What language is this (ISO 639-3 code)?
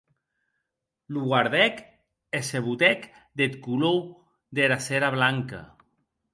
oci